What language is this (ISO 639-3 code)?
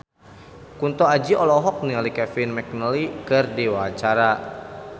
sun